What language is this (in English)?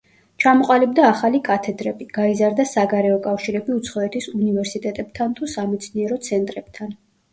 Georgian